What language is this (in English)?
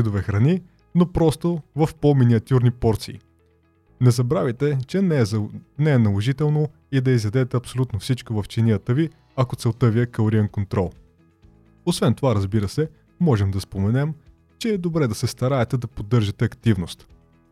Bulgarian